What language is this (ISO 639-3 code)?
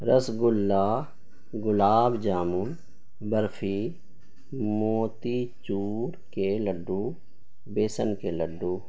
urd